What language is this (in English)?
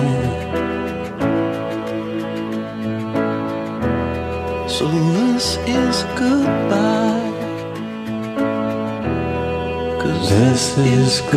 Italian